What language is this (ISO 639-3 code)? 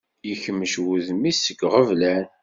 kab